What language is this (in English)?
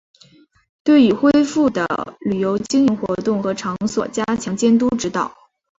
Chinese